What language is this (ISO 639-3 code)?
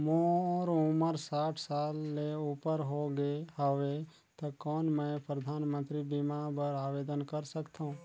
hne